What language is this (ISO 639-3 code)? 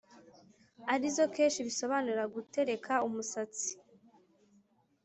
kin